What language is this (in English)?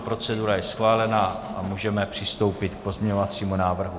Czech